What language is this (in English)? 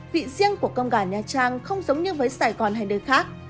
Vietnamese